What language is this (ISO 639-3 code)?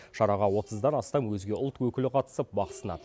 kaz